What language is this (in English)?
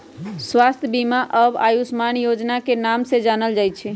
Magahi